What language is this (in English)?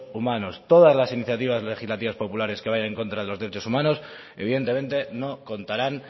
Spanish